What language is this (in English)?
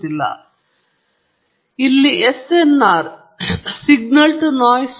Kannada